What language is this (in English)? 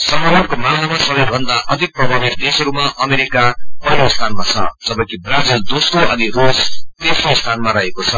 Nepali